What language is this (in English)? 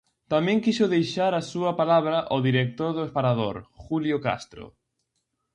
Galician